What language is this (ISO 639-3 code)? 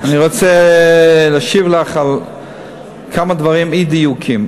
heb